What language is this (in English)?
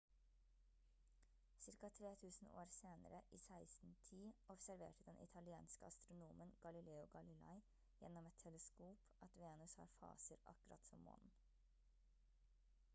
Norwegian Bokmål